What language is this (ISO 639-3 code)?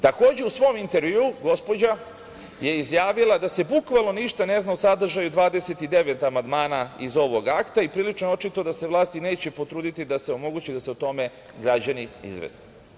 srp